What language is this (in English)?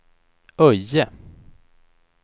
Swedish